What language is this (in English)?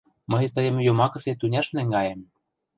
Mari